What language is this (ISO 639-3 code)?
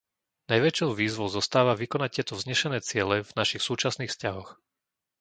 slk